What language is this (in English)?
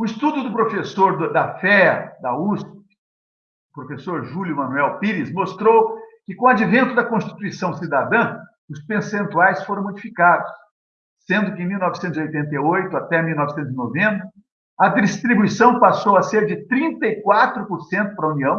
Portuguese